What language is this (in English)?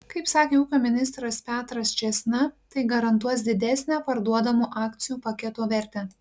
Lithuanian